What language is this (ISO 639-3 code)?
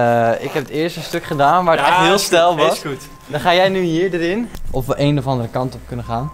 nld